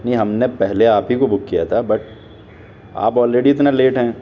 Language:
Urdu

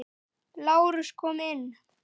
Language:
Icelandic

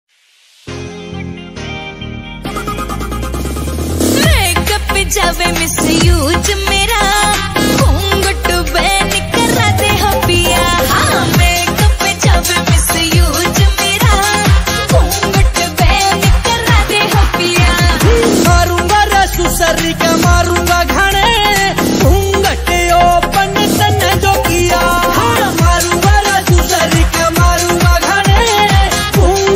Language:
Romanian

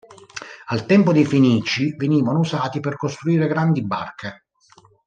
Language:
Italian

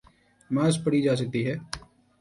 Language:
Urdu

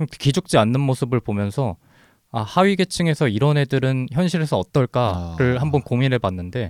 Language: Korean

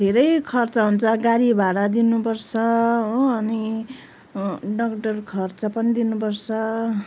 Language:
Nepali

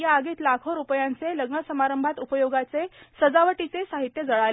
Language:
Marathi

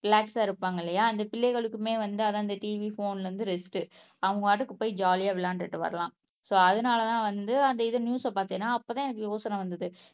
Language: Tamil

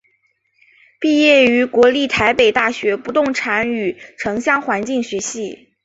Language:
Chinese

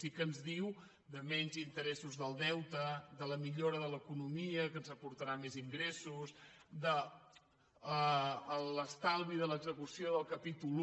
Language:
Catalan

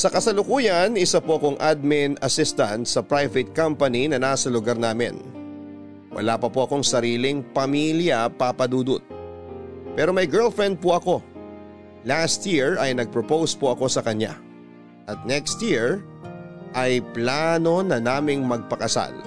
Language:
Filipino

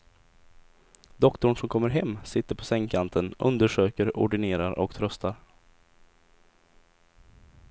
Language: Swedish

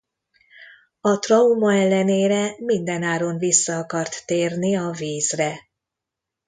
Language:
Hungarian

